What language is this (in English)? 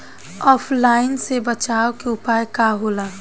Bhojpuri